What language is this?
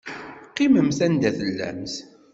Kabyle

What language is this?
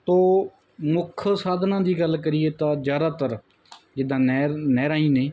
Punjabi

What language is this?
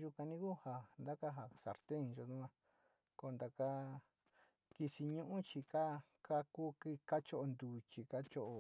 Sinicahua Mixtec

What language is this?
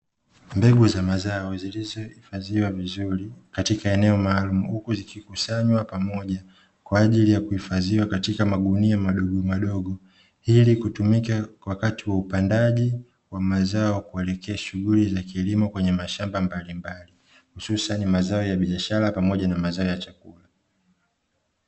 Swahili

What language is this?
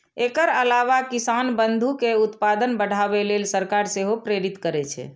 Maithili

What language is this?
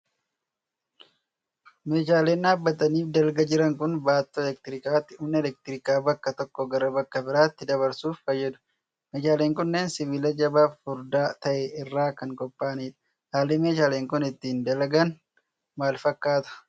Oromo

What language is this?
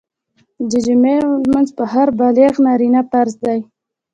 Pashto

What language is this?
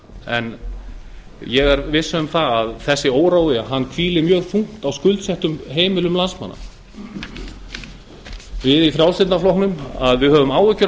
Icelandic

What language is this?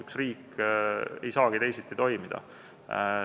Estonian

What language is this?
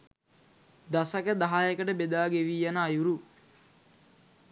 Sinhala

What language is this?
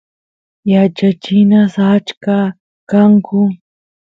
Santiago del Estero Quichua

